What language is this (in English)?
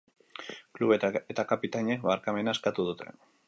Basque